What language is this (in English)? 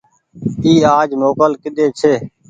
Goaria